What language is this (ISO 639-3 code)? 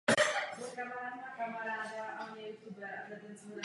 ces